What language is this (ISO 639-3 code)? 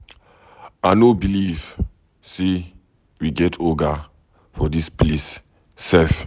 pcm